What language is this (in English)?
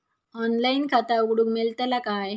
Marathi